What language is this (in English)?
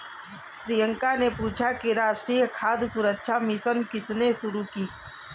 Hindi